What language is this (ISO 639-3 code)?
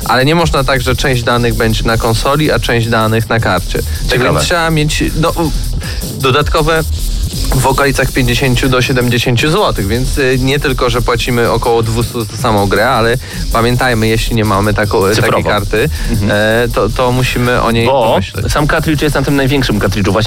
pol